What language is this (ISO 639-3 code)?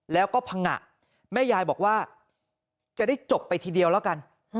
tha